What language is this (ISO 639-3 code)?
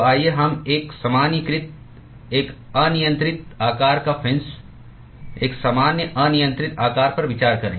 hin